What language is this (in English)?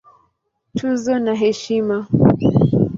Swahili